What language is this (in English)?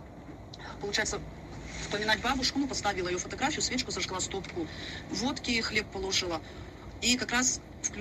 Russian